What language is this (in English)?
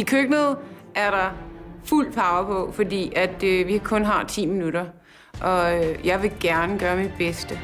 Danish